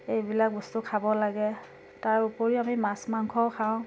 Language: Assamese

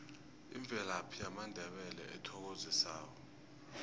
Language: South Ndebele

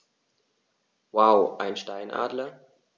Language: German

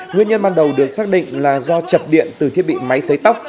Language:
Vietnamese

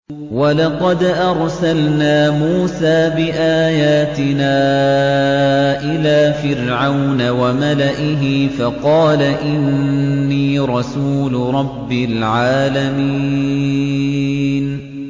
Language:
Arabic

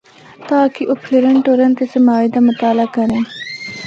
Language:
Northern Hindko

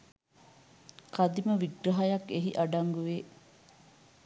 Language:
Sinhala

